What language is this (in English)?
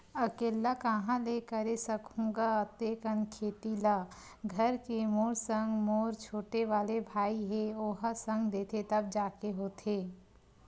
Chhattisgarhi